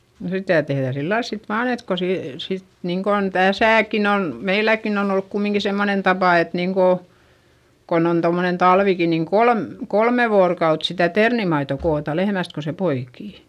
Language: Finnish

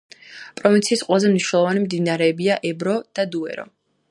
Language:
Georgian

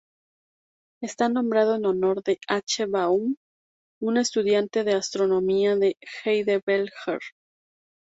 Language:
Spanish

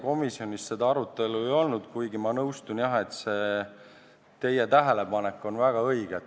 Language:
Estonian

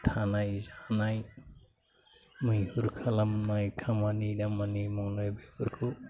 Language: Bodo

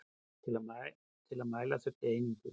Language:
Icelandic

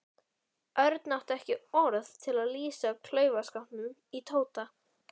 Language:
Icelandic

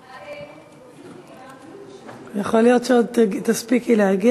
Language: Hebrew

